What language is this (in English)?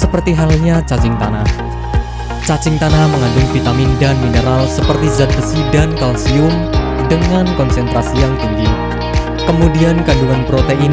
Indonesian